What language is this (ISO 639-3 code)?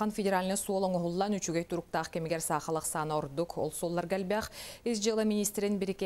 nld